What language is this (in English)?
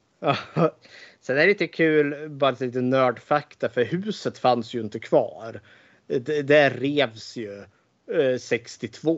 Swedish